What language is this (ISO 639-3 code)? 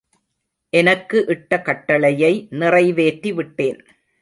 tam